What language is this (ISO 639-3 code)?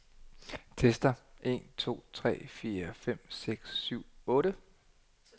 dan